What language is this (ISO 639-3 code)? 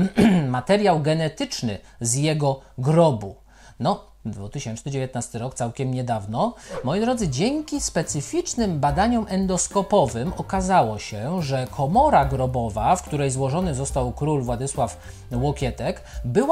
pol